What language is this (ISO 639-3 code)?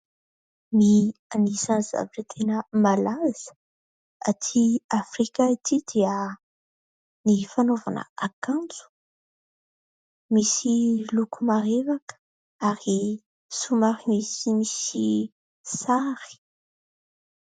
mlg